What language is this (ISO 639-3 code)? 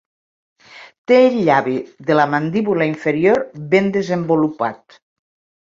cat